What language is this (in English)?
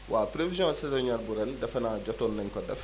Wolof